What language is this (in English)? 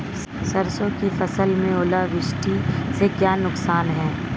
Hindi